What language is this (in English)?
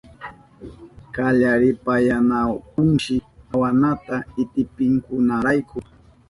Southern Pastaza Quechua